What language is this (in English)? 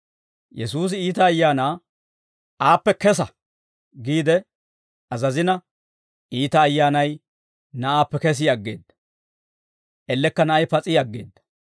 Dawro